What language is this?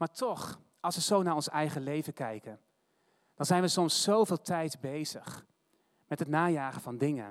Dutch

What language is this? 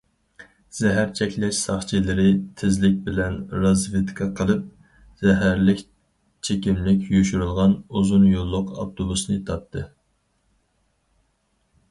Uyghur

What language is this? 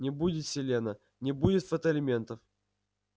Russian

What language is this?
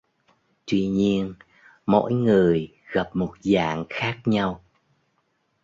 Vietnamese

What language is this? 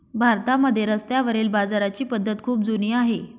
Marathi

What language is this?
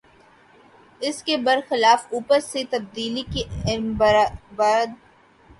Urdu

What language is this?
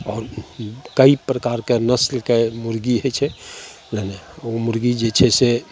Maithili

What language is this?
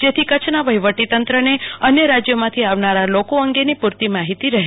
Gujarati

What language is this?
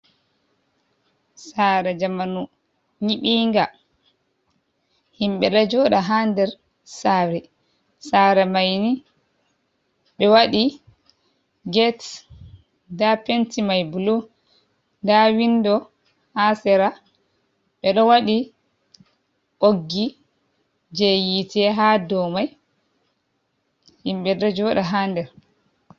Fula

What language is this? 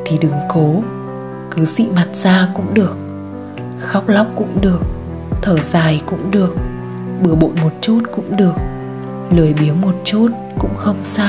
Vietnamese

